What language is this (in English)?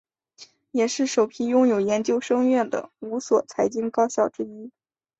Chinese